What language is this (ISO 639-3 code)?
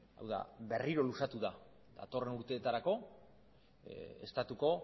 eus